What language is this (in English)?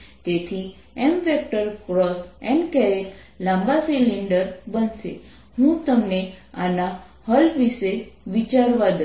Gujarati